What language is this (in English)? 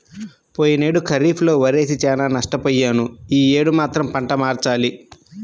Telugu